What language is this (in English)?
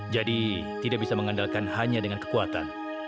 Indonesian